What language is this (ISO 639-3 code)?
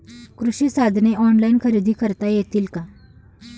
mar